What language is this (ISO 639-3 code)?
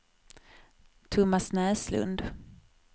swe